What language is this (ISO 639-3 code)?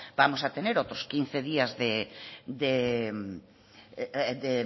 spa